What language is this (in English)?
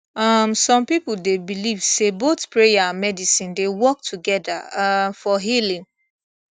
Nigerian Pidgin